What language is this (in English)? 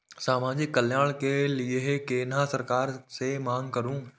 Maithili